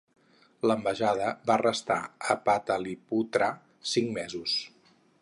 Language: Catalan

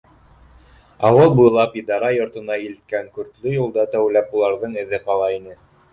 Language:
Bashkir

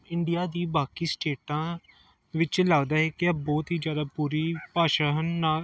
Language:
Punjabi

